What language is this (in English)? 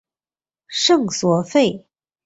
Chinese